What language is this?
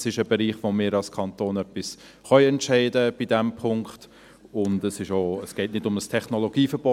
Swiss German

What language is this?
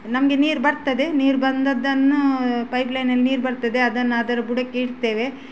Kannada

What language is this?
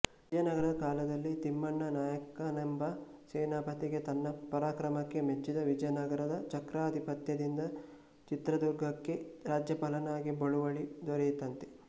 Kannada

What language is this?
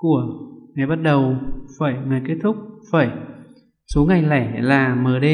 Vietnamese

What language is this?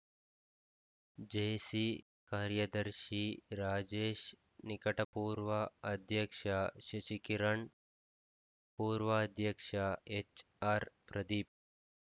Kannada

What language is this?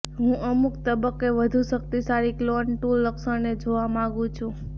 Gujarati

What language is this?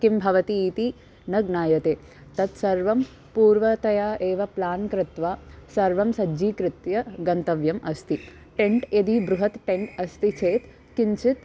Sanskrit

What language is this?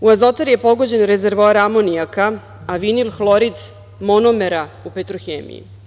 Serbian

